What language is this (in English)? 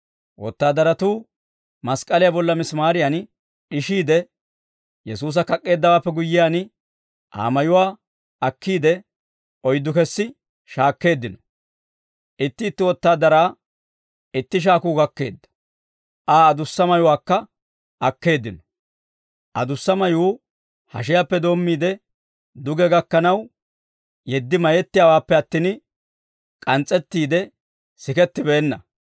Dawro